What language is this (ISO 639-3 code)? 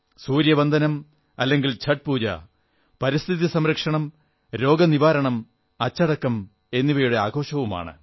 mal